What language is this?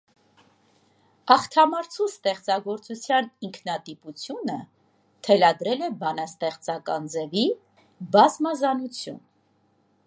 Armenian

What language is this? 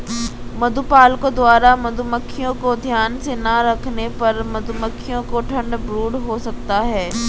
Hindi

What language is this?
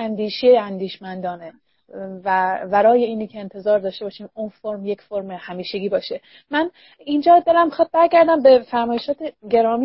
Persian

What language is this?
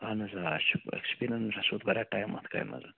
Kashmiri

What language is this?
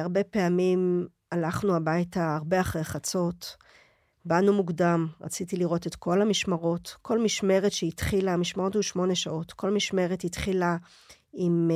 Hebrew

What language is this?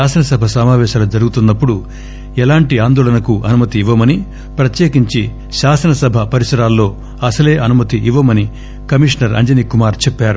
Telugu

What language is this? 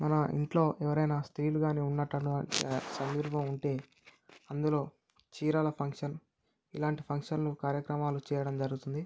Telugu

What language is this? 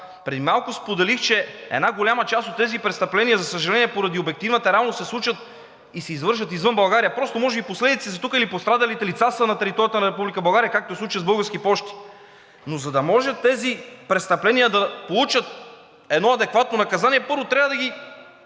Bulgarian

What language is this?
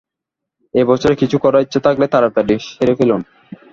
Bangla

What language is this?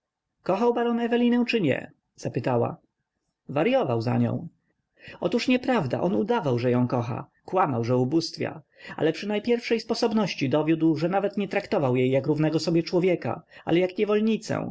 Polish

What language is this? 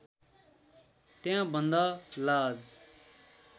Nepali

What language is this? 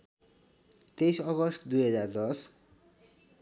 Nepali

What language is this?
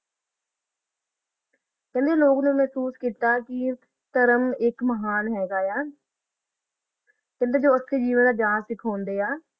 Punjabi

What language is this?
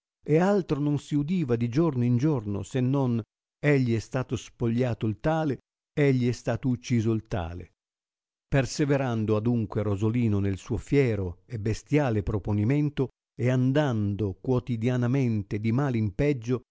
Italian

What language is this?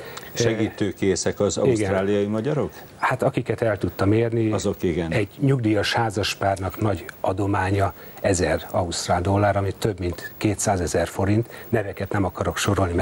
Hungarian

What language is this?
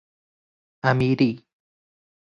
Persian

